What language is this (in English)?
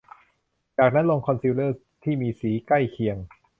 Thai